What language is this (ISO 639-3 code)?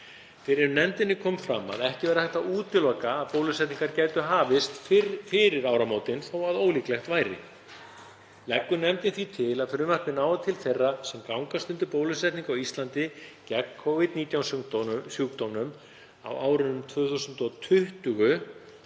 isl